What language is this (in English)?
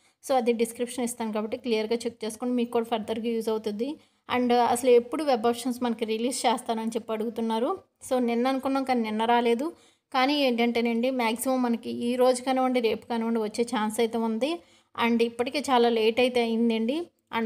Hindi